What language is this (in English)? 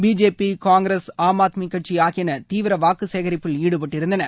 Tamil